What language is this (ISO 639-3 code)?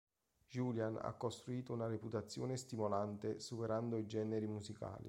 ita